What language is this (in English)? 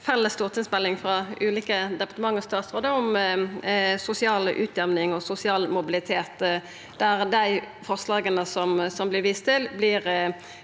Norwegian